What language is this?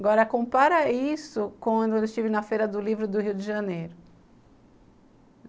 Portuguese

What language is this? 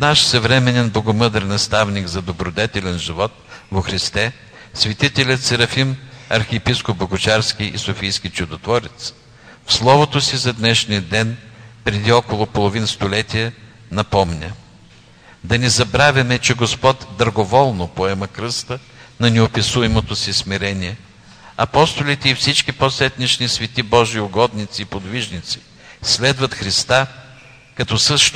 Bulgarian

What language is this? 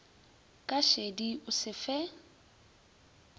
Northern Sotho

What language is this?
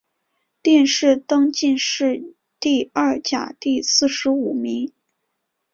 Chinese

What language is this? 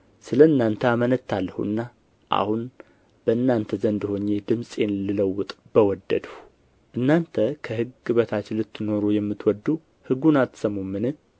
Amharic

